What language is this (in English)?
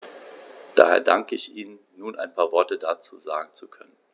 German